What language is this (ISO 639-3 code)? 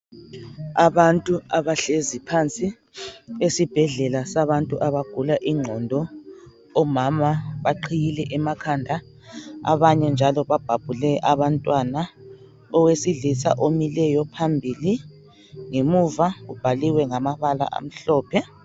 nde